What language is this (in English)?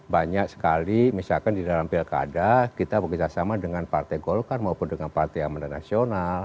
Indonesian